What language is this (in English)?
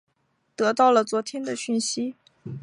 Chinese